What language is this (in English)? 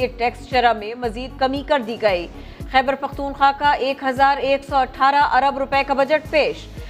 Urdu